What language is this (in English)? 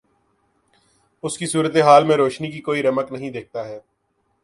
Urdu